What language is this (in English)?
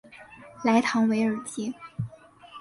Chinese